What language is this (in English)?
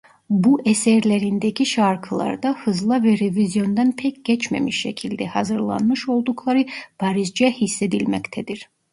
Turkish